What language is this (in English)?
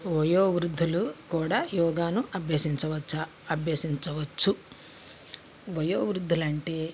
Telugu